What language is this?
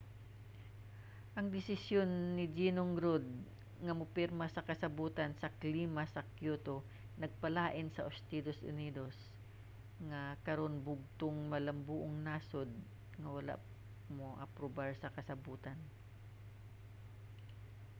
Cebuano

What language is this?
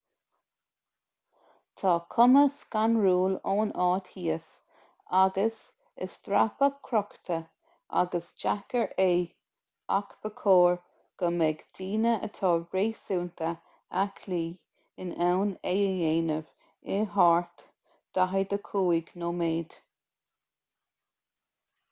Irish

